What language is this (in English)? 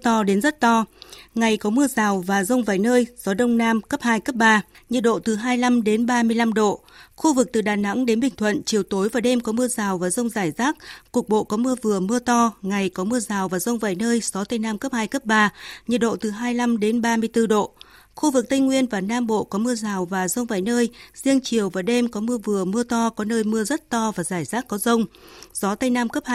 Vietnamese